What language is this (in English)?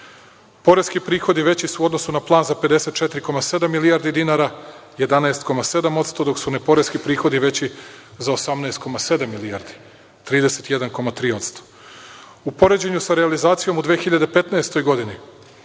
Serbian